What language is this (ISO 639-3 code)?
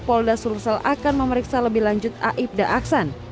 ind